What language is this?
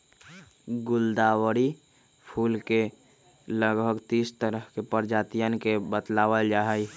Magahi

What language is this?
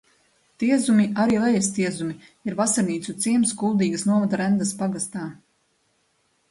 Latvian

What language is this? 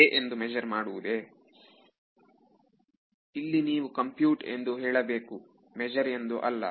Kannada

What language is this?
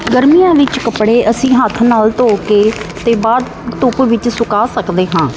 Punjabi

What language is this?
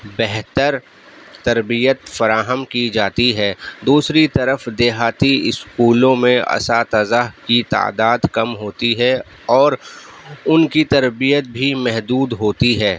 Urdu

